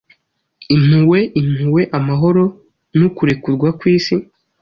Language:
Kinyarwanda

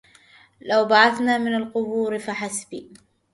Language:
Arabic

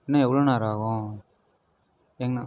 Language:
Tamil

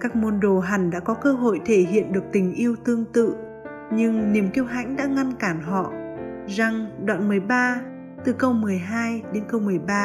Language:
Vietnamese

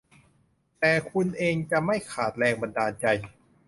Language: Thai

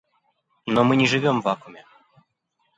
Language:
Russian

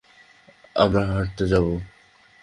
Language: Bangla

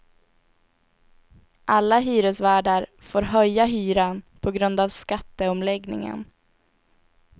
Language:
Swedish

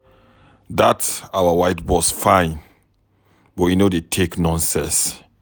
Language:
Nigerian Pidgin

